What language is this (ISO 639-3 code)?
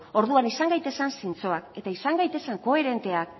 eus